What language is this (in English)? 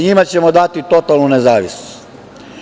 Serbian